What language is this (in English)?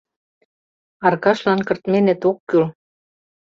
Mari